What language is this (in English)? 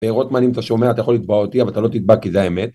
Hebrew